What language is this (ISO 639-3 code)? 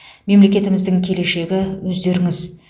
kaz